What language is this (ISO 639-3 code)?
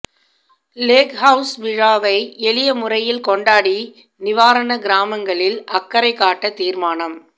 tam